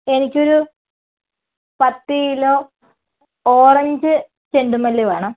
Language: Malayalam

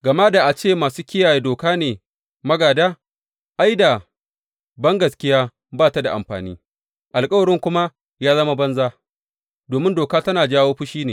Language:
Hausa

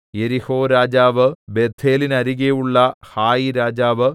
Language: Malayalam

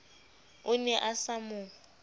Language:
Southern Sotho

